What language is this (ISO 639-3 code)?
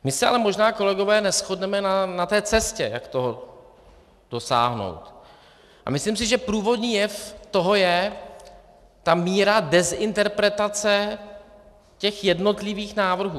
ces